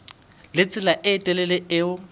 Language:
Southern Sotho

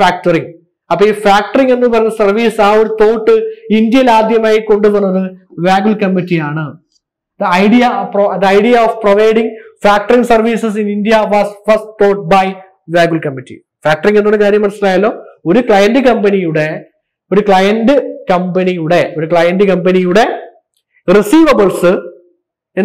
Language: Malayalam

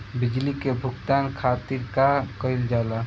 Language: Bhojpuri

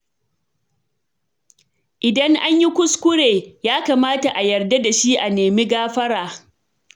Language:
Hausa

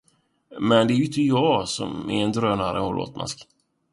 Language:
Swedish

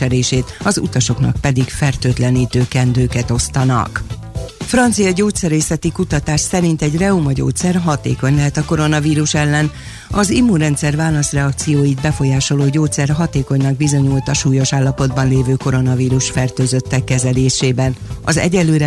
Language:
Hungarian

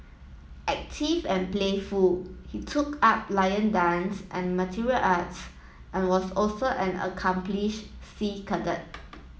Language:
English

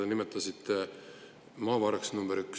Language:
Estonian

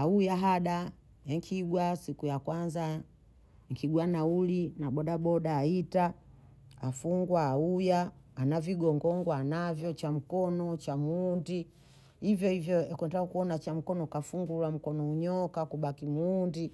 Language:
Bondei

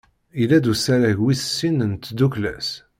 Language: Kabyle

